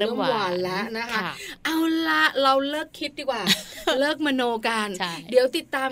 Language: Thai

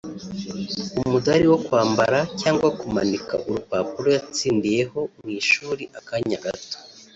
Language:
Kinyarwanda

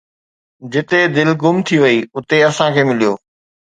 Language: Sindhi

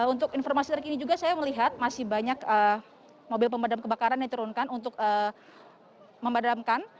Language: Indonesian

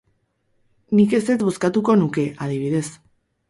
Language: Basque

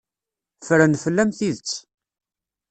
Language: Kabyle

